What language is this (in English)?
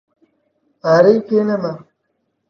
Central Kurdish